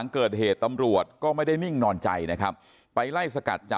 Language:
Thai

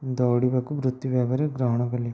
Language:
Odia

